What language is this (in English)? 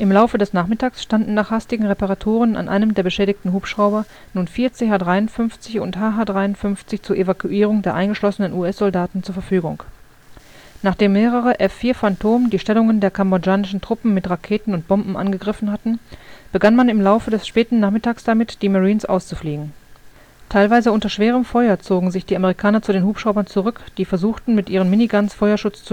German